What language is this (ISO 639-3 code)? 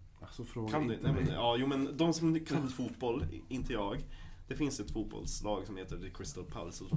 swe